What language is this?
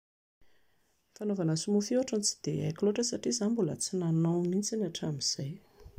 Malagasy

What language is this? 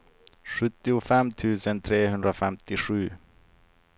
Swedish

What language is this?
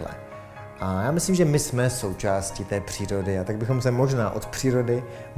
Czech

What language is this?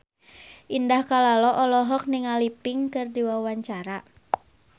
Sundanese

